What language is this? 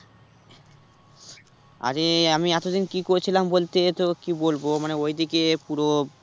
Bangla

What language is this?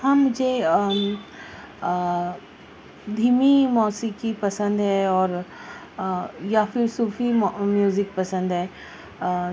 Urdu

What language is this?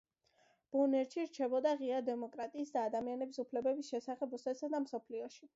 Georgian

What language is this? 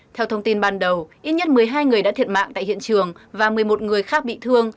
Vietnamese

